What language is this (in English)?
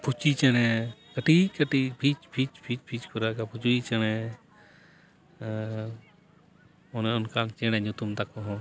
Santali